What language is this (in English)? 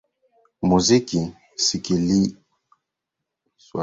Swahili